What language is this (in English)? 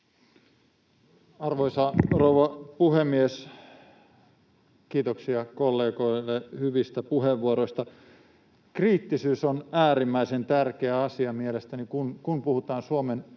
Finnish